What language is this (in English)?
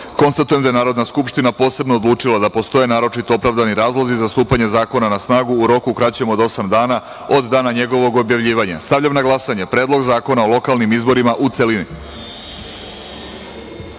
Serbian